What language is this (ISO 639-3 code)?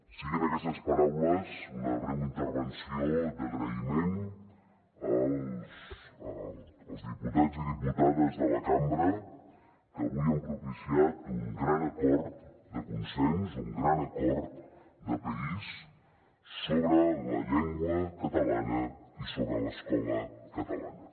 cat